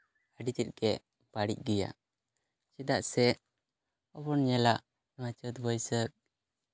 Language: Santali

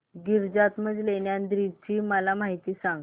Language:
Marathi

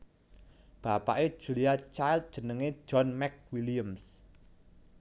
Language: Javanese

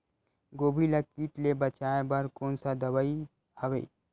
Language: Chhattisgarhi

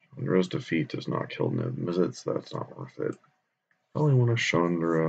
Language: English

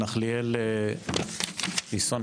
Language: Hebrew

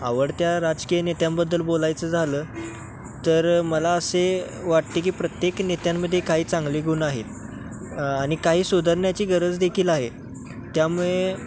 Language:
Marathi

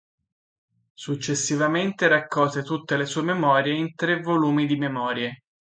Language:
Italian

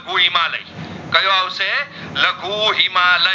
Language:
Gujarati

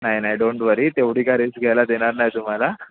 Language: Marathi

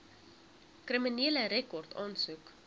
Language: Afrikaans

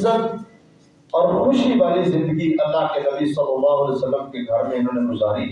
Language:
Urdu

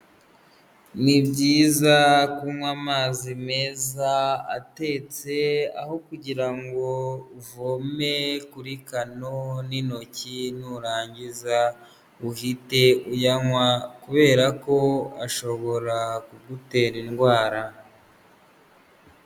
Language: Kinyarwanda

